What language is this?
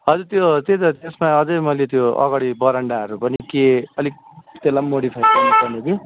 Nepali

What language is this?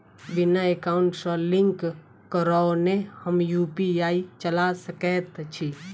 Maithili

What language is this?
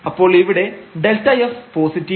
Malayalam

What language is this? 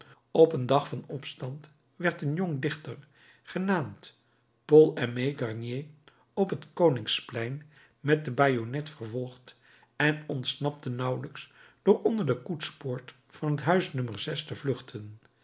Dutch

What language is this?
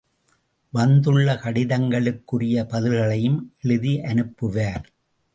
Tamil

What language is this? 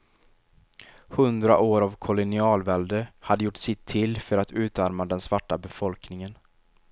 Swedish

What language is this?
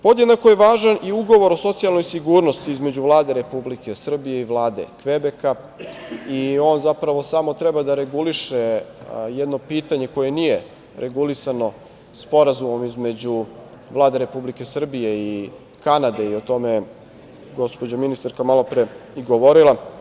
Serbian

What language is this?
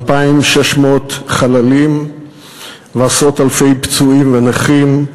Hebrew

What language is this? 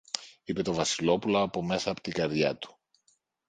Greek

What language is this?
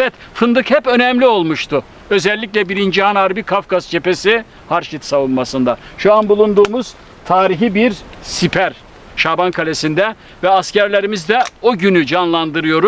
Turkish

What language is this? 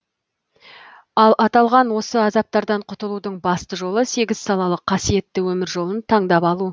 Kazakh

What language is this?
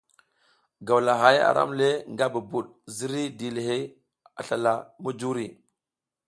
South Giziga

